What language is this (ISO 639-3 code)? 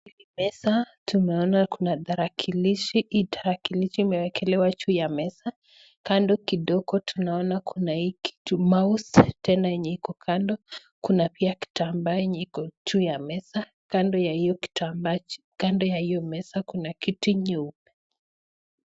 swa